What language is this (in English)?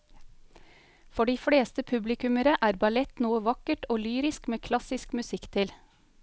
Norwegian